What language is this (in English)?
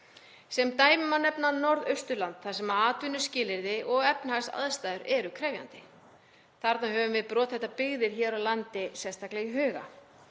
Icelandic